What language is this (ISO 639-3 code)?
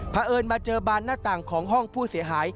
tha